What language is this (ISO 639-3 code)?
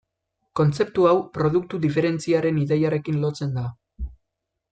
eus